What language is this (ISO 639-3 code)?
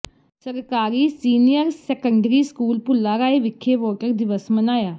pan